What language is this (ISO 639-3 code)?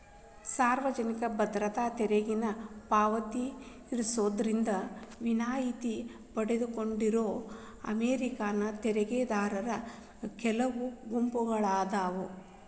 kan